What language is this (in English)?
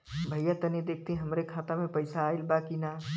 Bhojpuri